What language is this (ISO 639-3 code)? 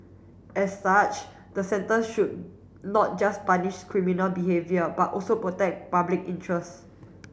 eng